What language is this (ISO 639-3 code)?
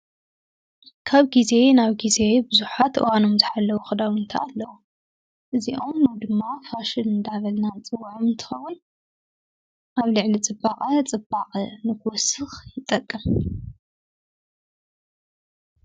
tir